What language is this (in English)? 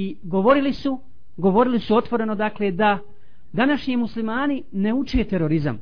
Croatian